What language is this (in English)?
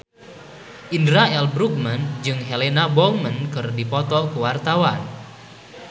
Sundanese